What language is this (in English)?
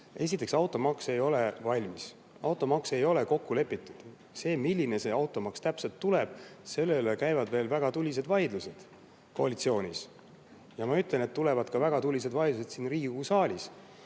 Estonian